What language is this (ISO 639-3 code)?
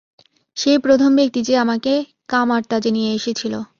ben